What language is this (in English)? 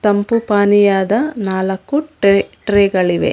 Kannada